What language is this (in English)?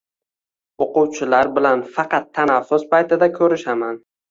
Uzbek